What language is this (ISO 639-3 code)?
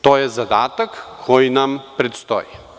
srp